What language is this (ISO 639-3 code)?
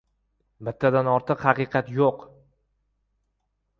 uzb